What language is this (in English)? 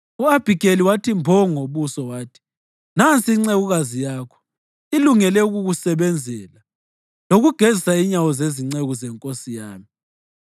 North Ndebele